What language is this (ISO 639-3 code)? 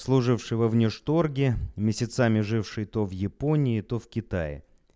rus